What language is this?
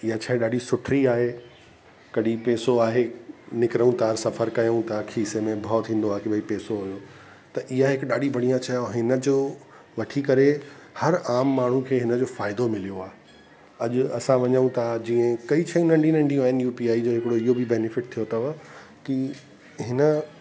Sindhi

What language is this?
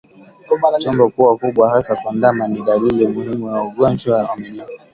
Swahili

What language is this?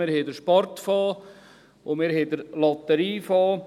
Swiss German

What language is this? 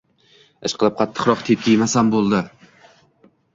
Uzbek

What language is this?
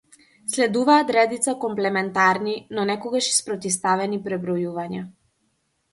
Macedonian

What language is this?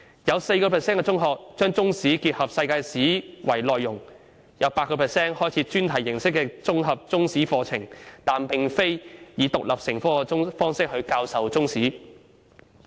Cantonese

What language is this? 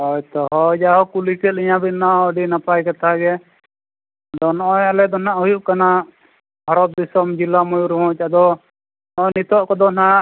Santali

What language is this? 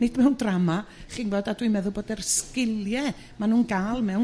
Welsh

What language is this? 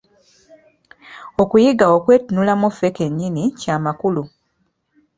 Ganda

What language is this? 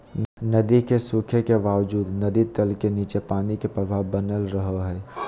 Magahi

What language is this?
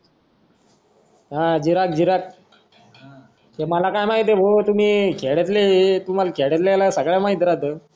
Marathi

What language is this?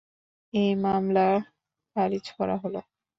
Bangla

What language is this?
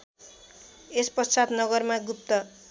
Nepali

